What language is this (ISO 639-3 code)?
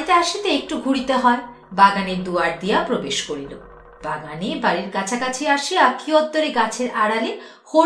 ben